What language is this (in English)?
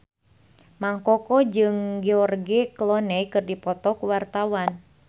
Sundanese